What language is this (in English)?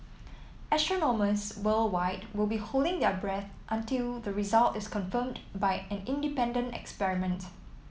English